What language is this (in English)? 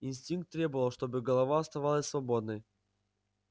Russian